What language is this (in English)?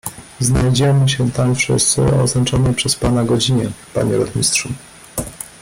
Polish